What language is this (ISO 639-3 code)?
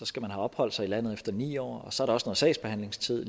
dan